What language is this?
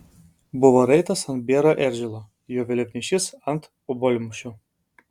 Lithuanian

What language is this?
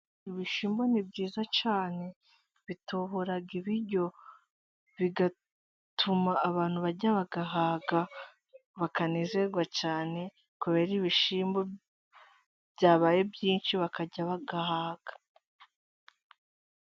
Kinyarwanda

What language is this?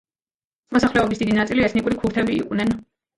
Georgian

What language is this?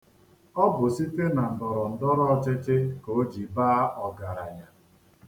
Igbo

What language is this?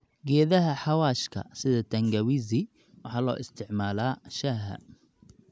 Somali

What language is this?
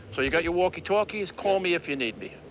English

